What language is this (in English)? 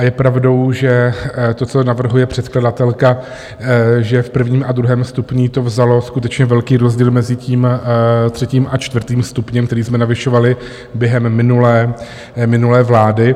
Czech